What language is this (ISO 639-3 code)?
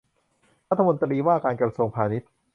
tha